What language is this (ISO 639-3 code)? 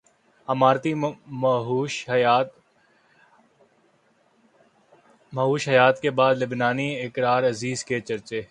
urd